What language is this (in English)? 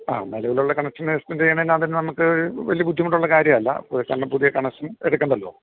Malayalam